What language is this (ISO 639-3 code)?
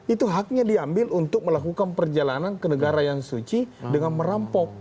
ind